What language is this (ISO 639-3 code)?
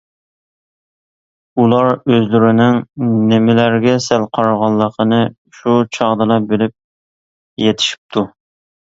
uig